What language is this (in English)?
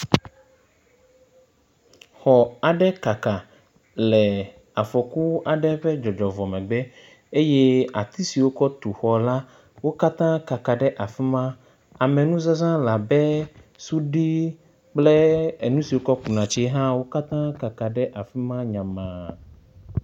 Ewe